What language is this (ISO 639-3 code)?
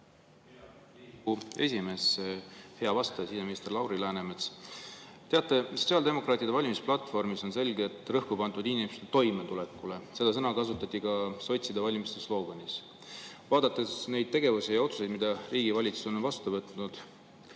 est